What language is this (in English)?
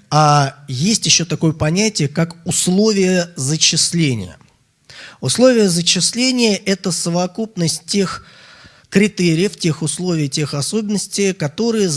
Russian